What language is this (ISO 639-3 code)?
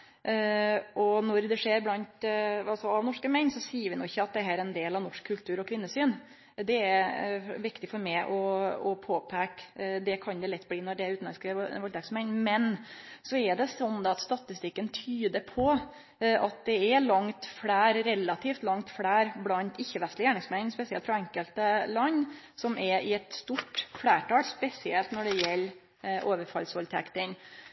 nno